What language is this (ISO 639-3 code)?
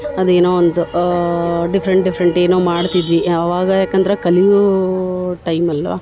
kan